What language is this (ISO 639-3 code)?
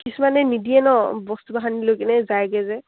asm